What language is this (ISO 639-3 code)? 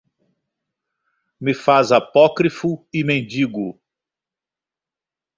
por